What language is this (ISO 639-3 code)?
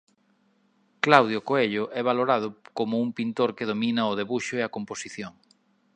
glg